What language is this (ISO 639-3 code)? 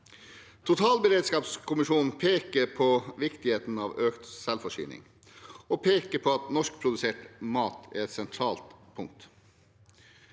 nor